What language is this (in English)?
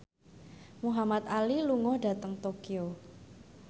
Javanese